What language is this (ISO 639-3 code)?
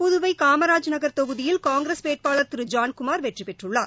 tam